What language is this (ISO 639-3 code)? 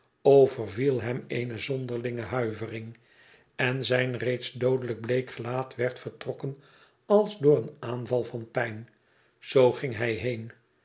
nld